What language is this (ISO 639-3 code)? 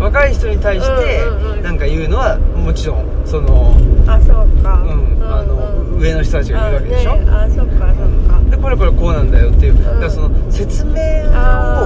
jpn